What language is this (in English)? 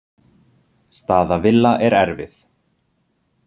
Icelandic